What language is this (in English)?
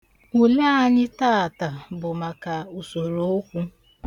Igbo